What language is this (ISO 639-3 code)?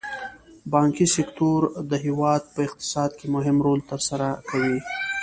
pus